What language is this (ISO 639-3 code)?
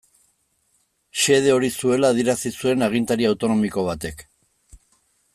eus